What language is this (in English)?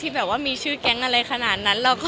Thai